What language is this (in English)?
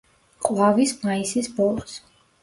Georgian